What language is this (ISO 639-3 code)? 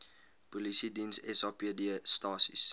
afr